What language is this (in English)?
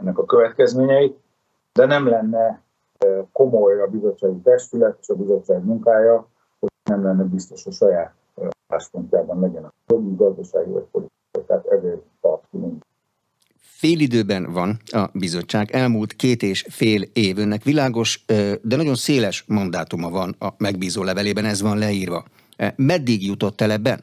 Hungarian